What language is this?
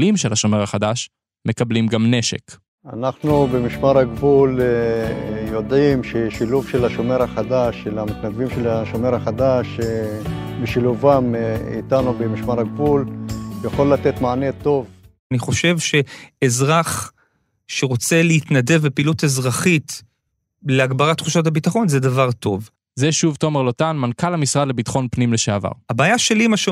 Hebrew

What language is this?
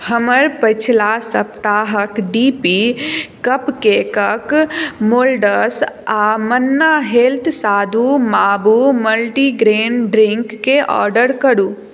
Maithili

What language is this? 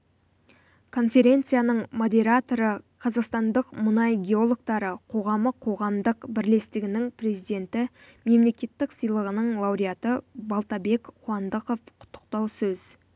Kazakh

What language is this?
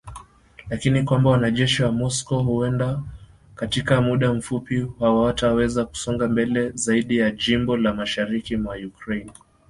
Swahili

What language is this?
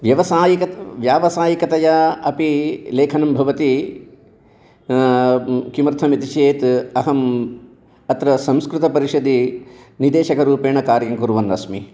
Sanskrit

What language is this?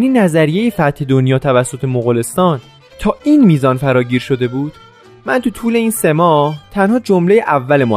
Persian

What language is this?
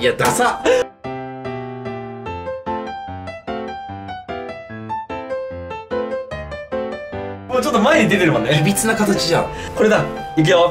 Japanese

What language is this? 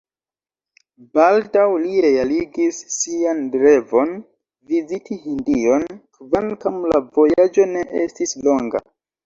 Esperanto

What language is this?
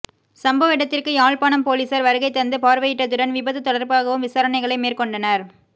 Tamil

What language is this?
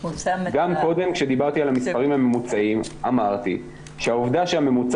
Hebrew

